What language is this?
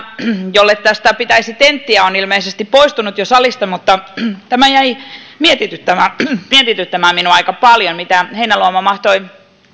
Finnish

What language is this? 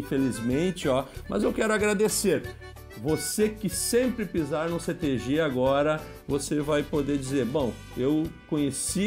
Portuguese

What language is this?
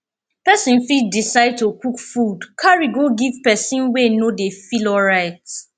Nigerian Pidgin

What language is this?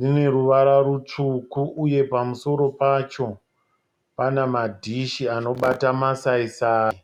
Shona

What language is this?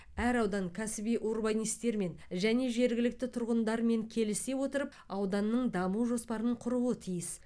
Kazakh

